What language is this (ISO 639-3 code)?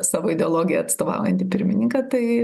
lit